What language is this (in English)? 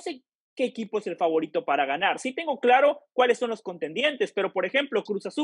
Spanish